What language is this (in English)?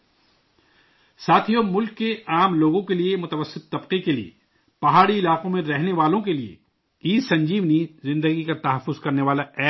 Urdu